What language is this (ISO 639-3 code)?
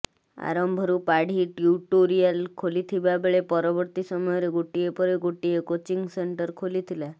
ori